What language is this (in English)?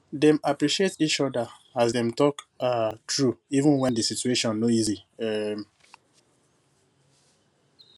Nigerian Pidgin